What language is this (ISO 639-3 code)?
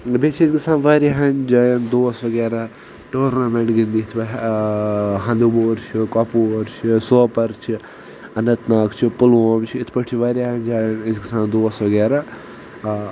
kas